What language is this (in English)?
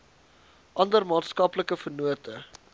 Afrikaans